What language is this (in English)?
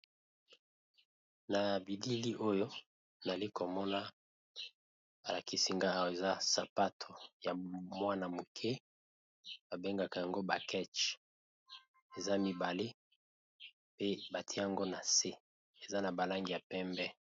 Lingala